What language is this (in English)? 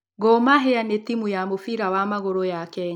Kikuyu